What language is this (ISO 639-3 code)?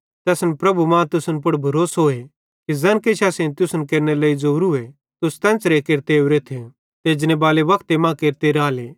bhd